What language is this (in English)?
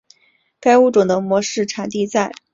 Chinese